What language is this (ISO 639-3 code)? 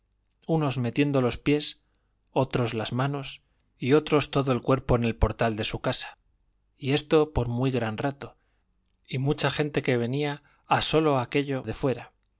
spa